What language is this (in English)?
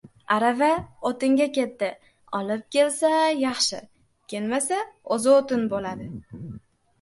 Uzbek